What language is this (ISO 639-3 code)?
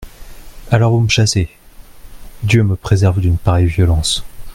fra